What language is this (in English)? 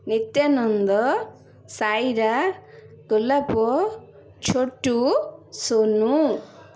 Odia